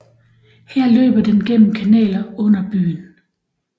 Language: Danish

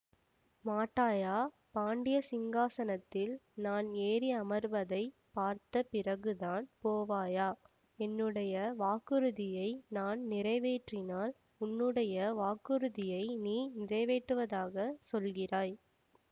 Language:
Tamil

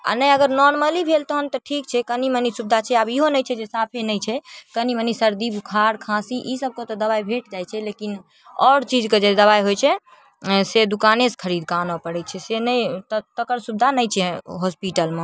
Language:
Maithili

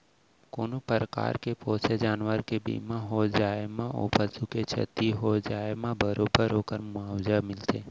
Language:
Chhattisgarhi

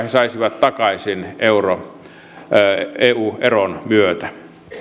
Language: Finnish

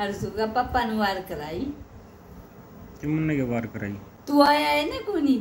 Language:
Hindi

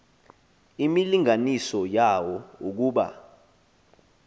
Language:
Xhosa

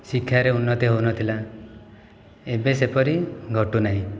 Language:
Odia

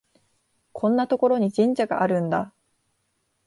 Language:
Japanese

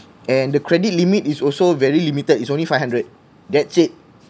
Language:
English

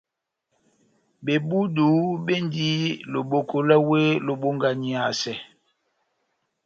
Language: Batanga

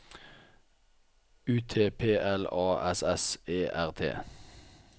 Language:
Norwegian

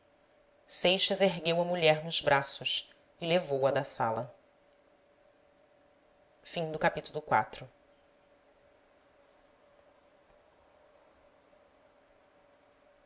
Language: Portuguese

